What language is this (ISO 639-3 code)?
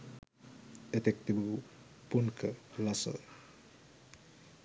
sin